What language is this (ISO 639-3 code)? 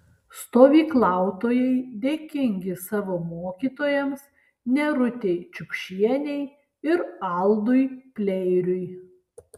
lit